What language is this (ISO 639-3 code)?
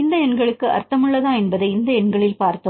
tam